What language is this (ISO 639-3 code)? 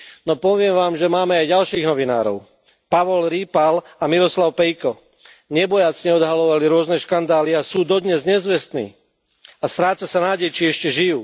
slk